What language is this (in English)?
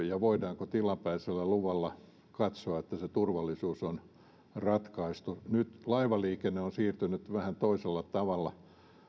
Finnish